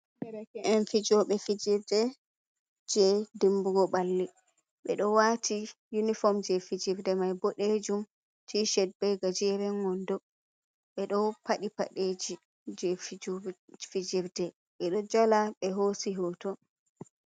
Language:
Fula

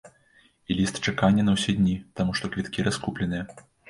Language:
Belarusian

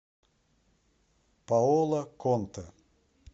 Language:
Russian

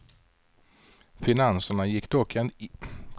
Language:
Swedish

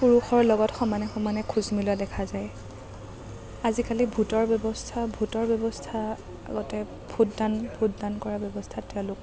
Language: Assamese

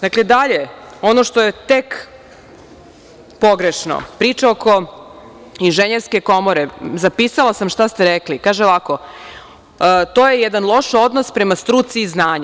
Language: Serbian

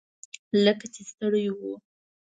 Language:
Pashto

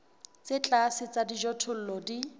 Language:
Southern Sotho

